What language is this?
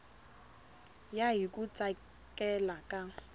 Tsonga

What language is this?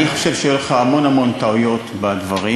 Hebrew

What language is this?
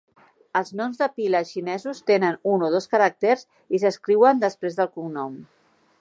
Catalan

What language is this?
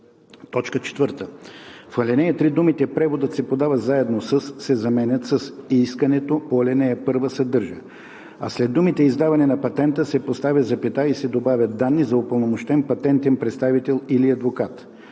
Bulgarian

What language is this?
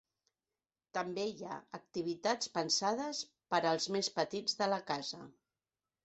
Catalan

